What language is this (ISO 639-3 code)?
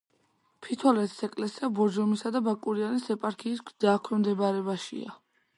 kat